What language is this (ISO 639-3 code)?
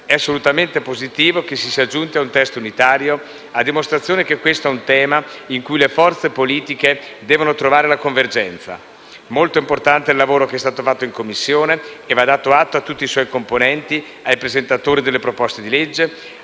ita